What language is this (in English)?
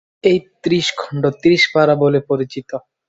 Bangla